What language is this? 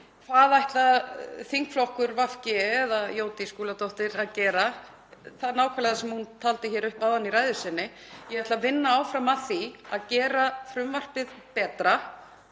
Icelandic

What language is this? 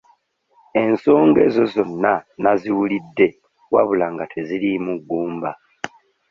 Ganda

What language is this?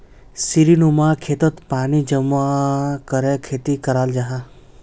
Magahi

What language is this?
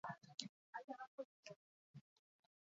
Basque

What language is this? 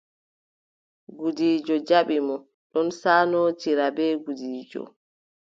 Adamawa Fulfulde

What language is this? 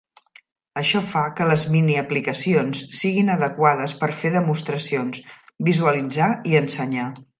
Catalan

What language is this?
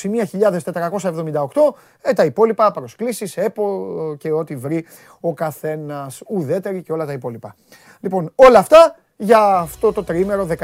Greek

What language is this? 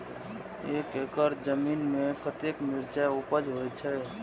Maithili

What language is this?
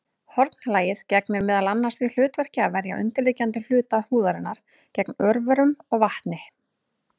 Icelandic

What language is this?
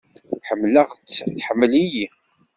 Kabyle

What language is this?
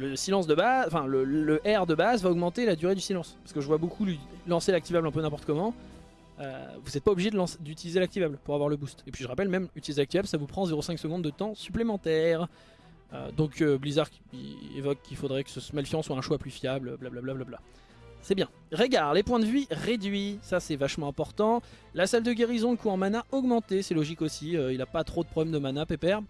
French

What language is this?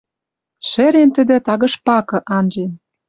Western Mari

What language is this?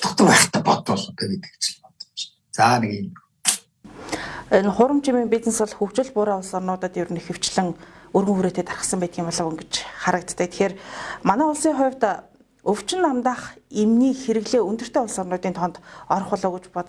Turkish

